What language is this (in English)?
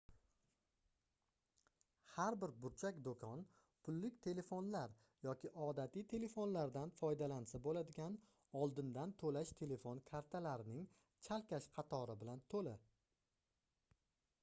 Uzbek